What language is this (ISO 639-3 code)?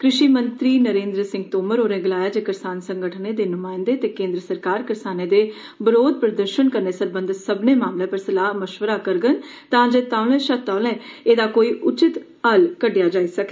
doi